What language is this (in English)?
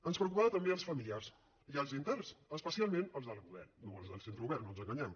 Catalan